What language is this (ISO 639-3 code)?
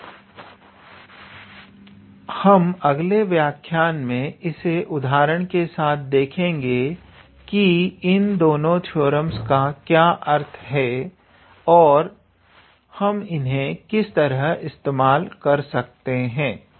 hin